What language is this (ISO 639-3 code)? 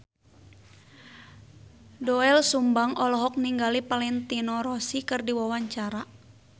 sun